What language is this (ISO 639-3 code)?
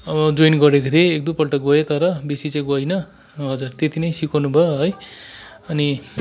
nep